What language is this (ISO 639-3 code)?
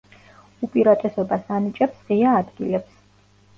kat